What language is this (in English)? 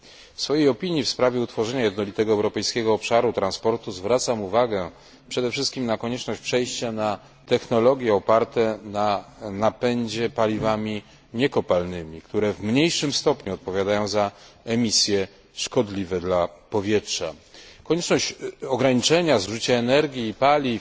Polish